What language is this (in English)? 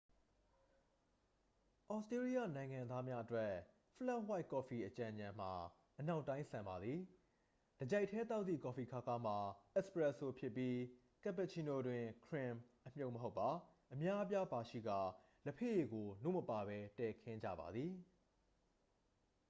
Burmese